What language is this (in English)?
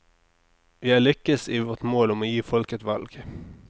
Norwegian